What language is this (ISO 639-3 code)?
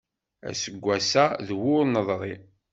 kab